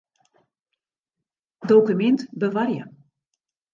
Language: Western Frisian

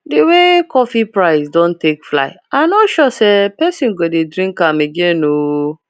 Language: Nigerian Pidgin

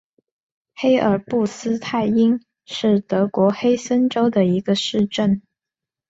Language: Chinese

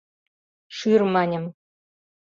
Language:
Mari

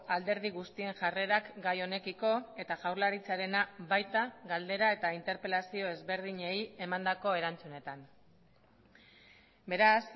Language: Basque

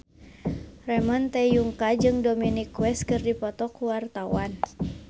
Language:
Sundanese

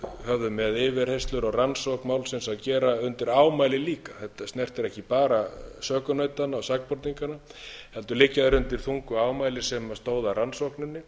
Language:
Icelandic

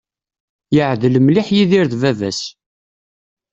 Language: Kabyle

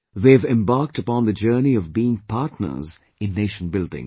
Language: English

